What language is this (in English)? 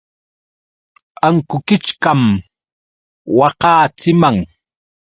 Yauyos Quechua